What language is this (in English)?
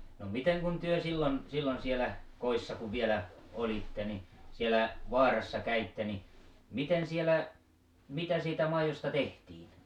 Finnish